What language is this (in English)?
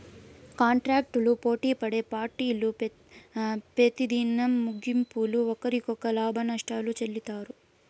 Telugu